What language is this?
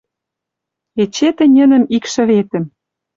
Western Mari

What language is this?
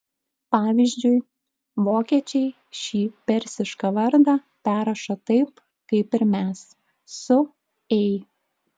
Lithuanian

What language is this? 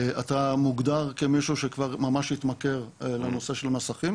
Hebrew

